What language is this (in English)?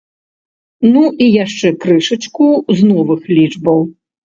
Belarusian